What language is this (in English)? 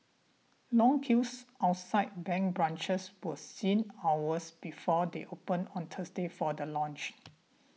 English